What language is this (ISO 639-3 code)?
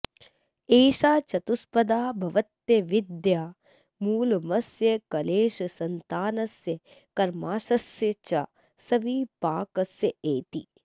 san